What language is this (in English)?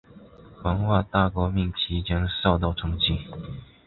Chinese